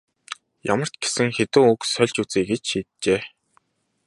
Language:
Mongolian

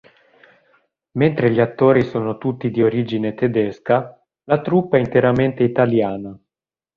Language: Italian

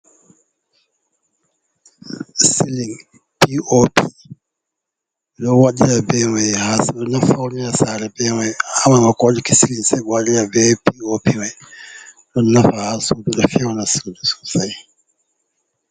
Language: Fula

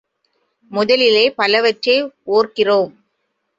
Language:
Tamil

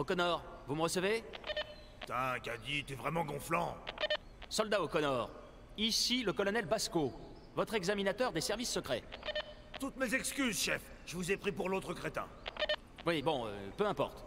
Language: French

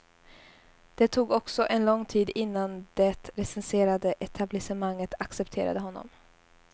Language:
Swedish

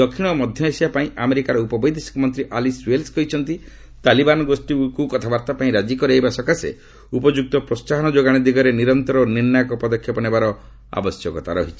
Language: Odia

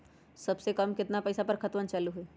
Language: Magahi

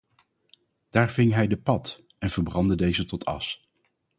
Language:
Dutch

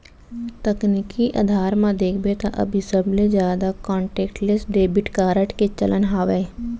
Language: Chhattisgarhi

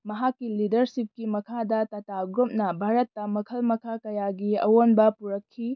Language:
Manipuri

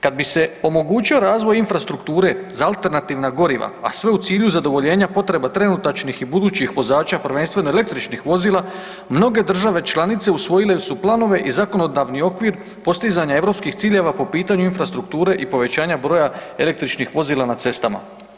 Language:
Croatian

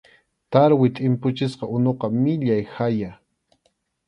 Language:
Arequipa-La Unión Quechua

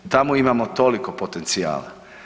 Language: Croatian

